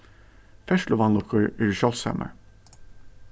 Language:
Faroese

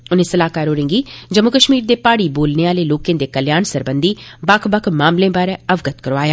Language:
Dogri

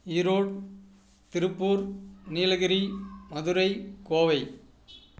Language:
Tamil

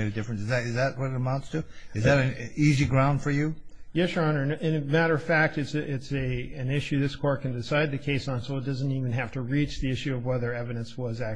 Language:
English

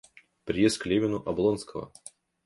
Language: Russian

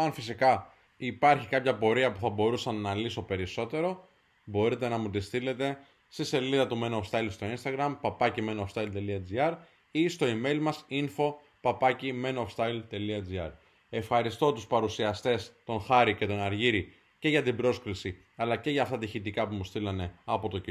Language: Greek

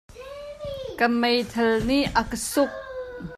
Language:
Hakha Chin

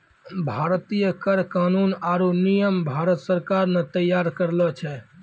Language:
Maithili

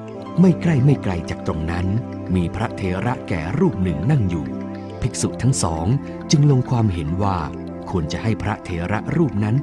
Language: Thai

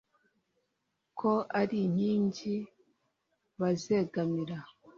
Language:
Kinyarwanda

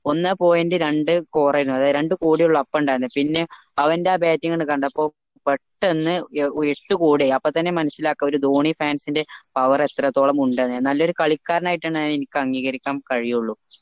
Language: Malayalam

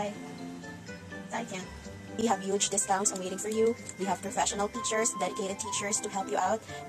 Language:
English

